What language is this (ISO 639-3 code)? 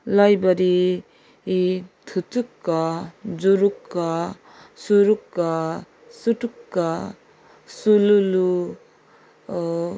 nep